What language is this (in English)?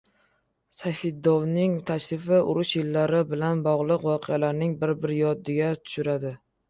Uzbek